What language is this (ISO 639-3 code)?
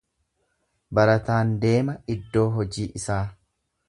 orm